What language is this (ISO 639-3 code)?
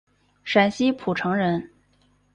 zho